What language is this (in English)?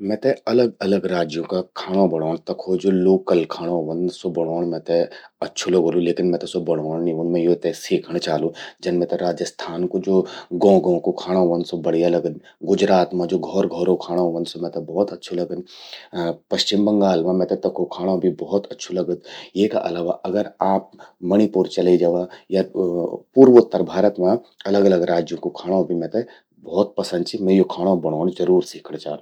Garhwali